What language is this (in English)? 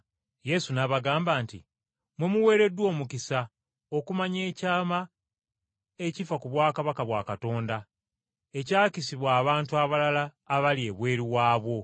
Ganda